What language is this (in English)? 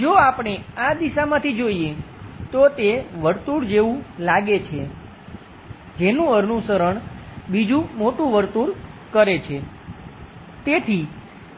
Gujarati